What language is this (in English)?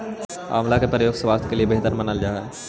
Magahi